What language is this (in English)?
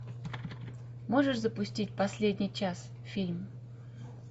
Russian